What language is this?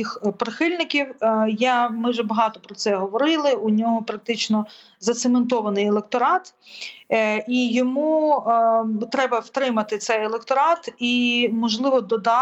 Ukrainian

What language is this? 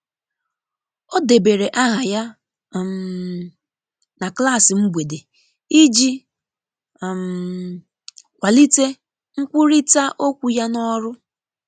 Igbo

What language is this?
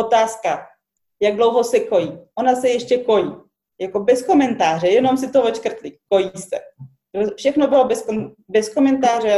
Czech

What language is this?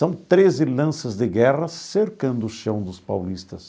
Portuguese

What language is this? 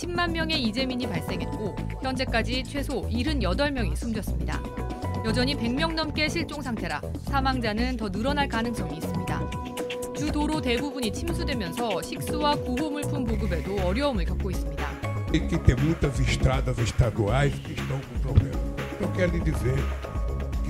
Korean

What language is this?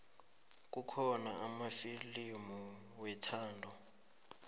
South Ndebele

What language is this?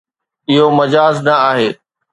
Sindhi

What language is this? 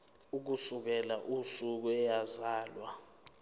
Zulu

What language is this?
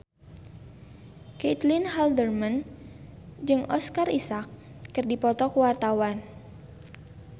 Sundanese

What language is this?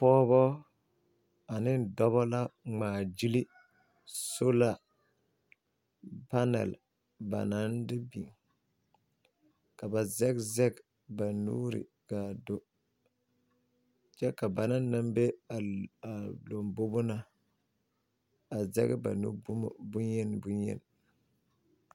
Southern Dagaare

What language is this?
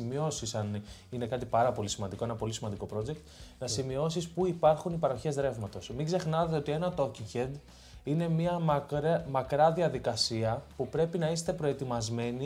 Greek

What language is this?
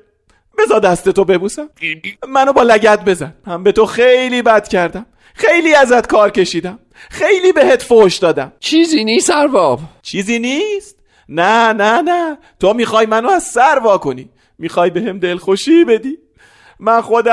Persian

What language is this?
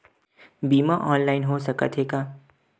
Chhattisgarhi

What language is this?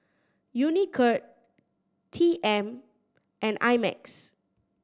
English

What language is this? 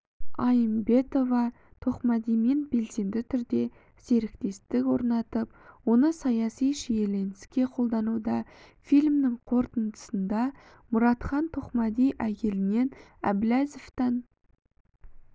Kazakh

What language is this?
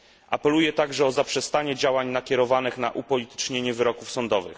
Polish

